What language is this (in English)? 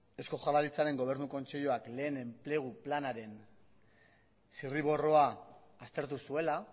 Basque